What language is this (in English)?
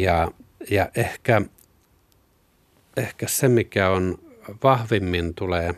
Finnish